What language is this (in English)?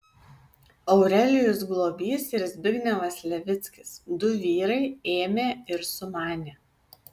Lithuanian